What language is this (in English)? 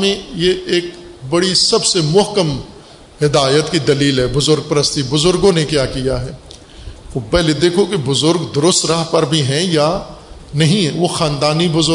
Urdu